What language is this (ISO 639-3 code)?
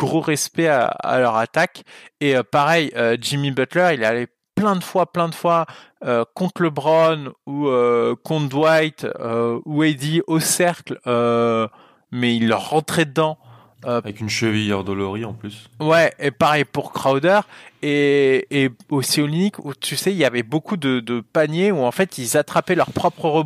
fra